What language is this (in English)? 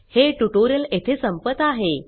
Marathi